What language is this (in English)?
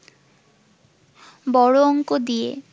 Bangla